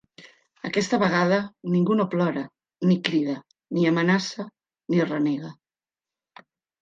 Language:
Catalan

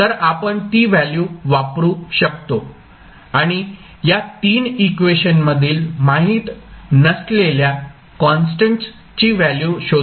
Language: Marathi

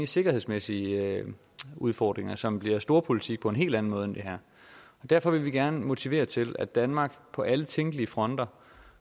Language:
Danish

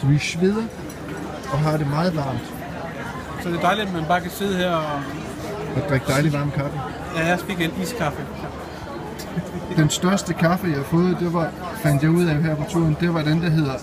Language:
Danish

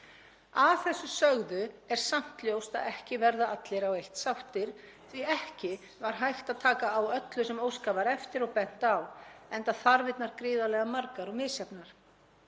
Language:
Icelandic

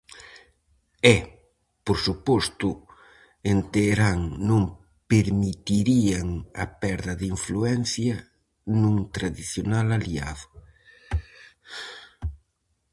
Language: Galician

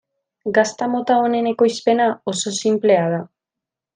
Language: Basque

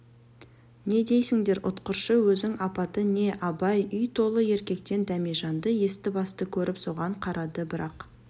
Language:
Kazakh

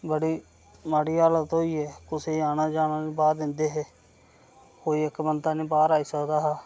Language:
Dogri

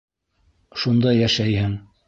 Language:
Bashkir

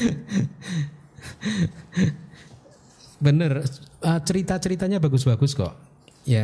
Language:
Indonesian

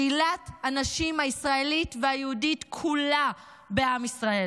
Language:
Hebrew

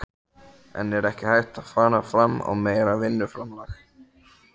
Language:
Icelandic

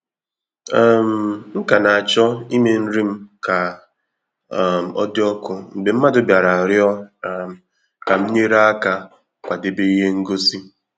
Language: Igbo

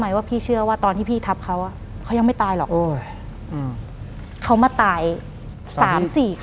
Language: Thai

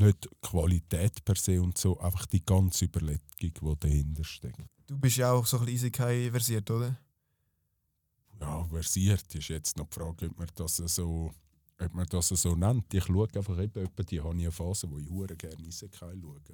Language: German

